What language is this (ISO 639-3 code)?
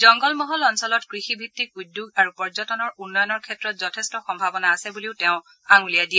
asm